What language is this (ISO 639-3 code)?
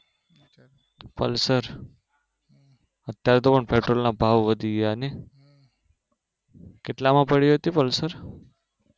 guj